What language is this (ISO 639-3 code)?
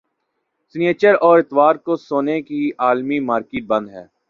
urd